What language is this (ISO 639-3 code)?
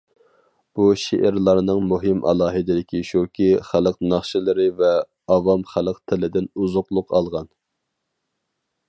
uig